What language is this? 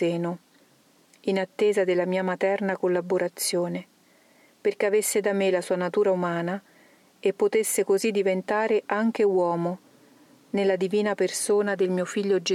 Italian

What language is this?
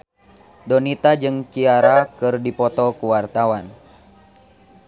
Sundanese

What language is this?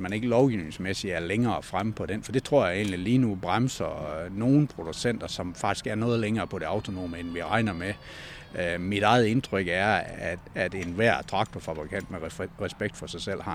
Danish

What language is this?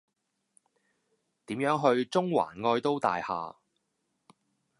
Cantonese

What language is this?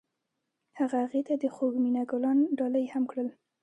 Pashto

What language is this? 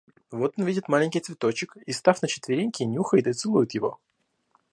Russian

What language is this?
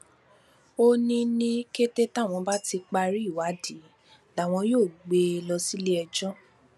Yoruba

